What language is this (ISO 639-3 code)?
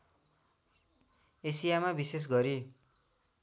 nep